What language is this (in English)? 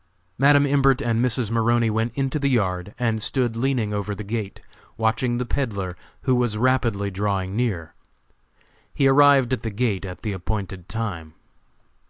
English